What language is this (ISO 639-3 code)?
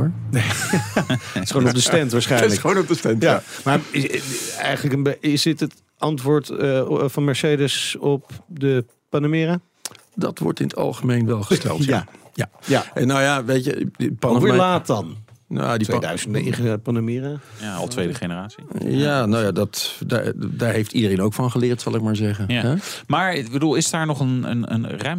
nld